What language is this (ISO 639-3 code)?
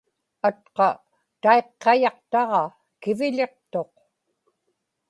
ipk